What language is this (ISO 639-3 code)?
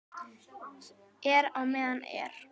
isl